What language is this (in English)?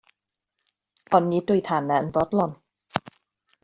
Welsh